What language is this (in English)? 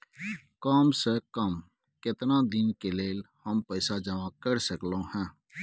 Maithili